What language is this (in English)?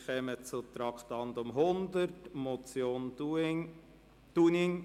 Swiss German